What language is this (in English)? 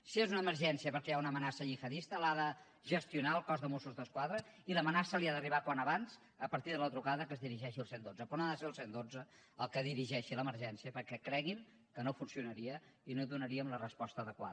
Catalan